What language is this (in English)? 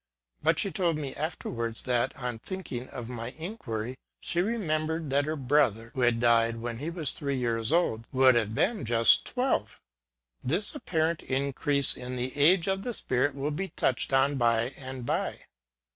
English